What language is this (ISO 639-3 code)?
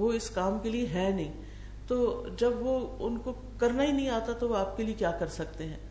urd